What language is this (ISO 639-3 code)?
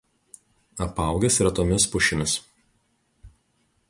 lit